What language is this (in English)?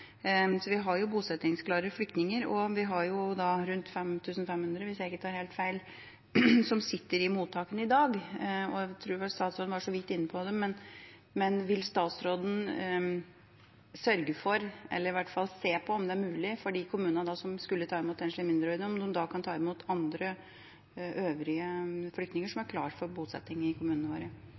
Norwegian Bokmål